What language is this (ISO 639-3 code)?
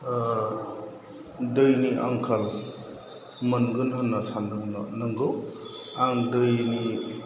brx